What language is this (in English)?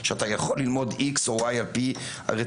Hebrew